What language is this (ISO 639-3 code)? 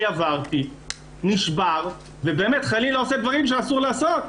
heb